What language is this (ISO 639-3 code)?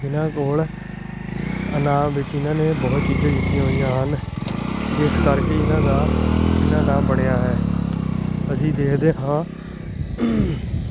pan